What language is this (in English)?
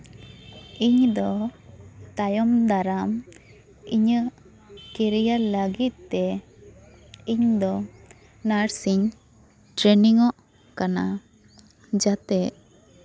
Santali